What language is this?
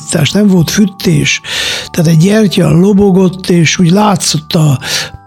Hungarian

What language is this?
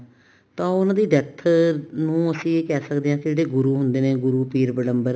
Punjabi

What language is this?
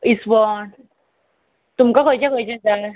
Konkani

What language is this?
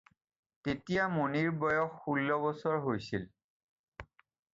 Assamese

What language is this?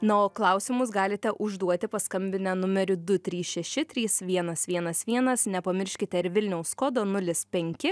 Lithuanian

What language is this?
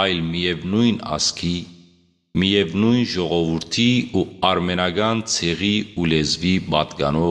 Turkish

